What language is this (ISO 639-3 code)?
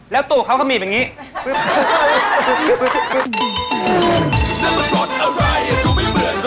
tha